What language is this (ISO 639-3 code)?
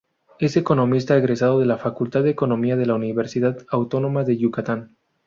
spa